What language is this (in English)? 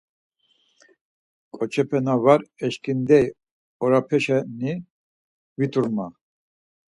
Laz